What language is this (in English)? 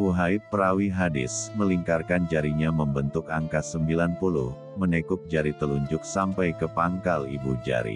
Indonesian